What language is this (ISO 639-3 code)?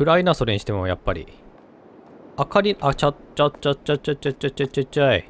jpn